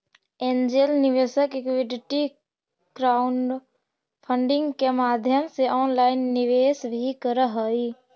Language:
Magahi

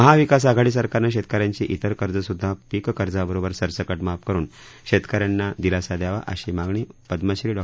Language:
Marathi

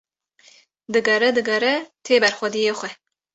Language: Kurdish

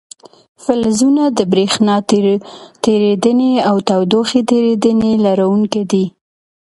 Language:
Pashto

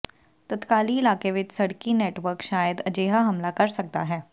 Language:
Punjabi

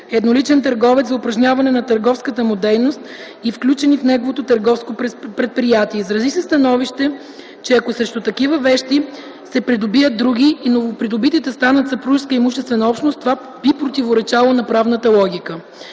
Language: Bulgarian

